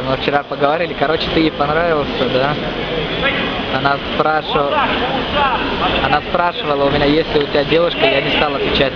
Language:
Russian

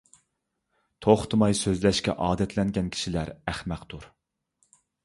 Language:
Uyghur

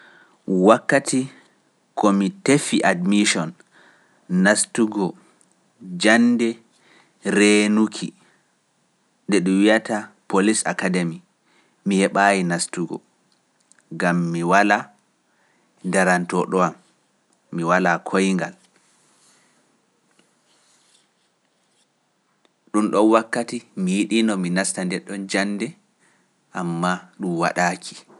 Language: Pular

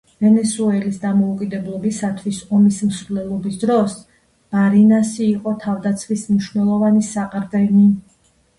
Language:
Georgian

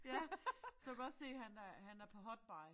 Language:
Danish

